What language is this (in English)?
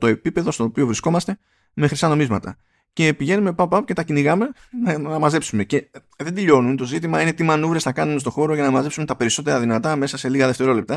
Greek